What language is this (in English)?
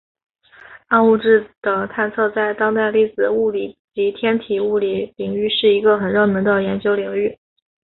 Chinese